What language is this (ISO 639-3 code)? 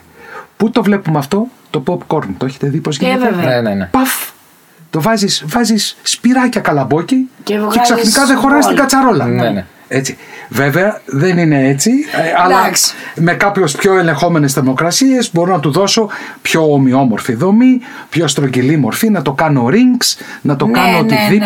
ell